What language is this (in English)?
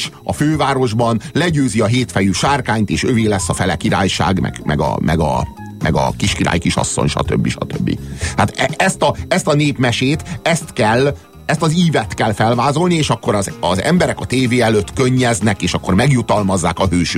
Hungarian